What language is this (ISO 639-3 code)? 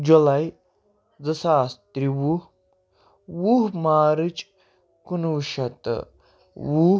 kas